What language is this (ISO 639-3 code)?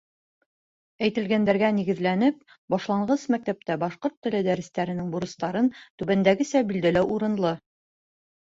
bak